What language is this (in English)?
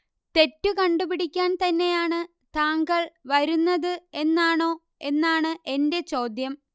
Malayalam